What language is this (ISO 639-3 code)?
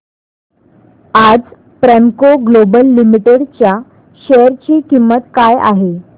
mar